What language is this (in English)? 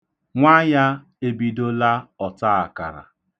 Igbo